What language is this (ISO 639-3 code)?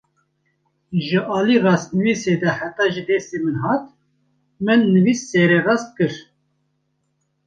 kur